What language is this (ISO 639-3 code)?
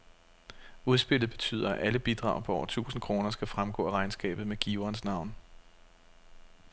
dan